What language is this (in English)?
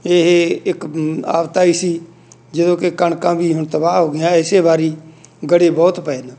Punjabi